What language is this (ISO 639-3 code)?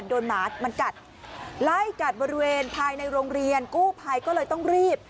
tha